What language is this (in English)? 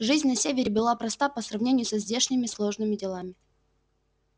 Russian